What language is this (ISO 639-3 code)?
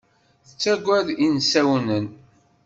kab